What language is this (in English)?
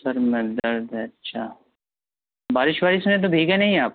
Urdu